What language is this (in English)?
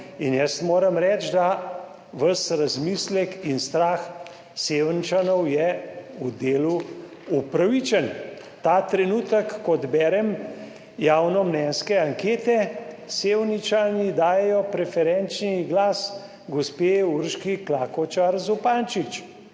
Slovenian